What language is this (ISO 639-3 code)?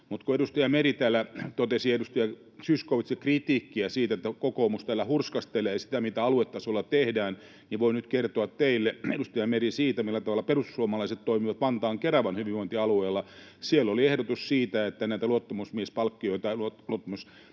fin